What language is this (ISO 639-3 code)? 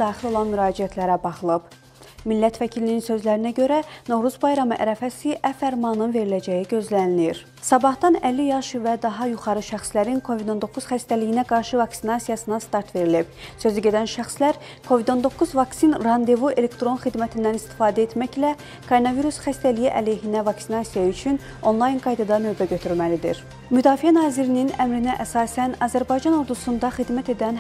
tur